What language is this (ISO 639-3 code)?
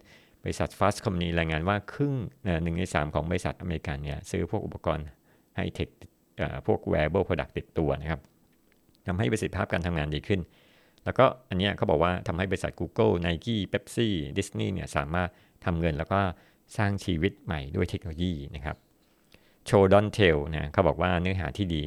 tha